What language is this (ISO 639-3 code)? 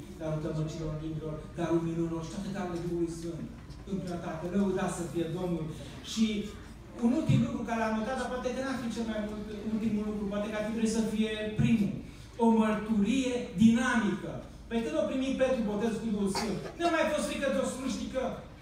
ron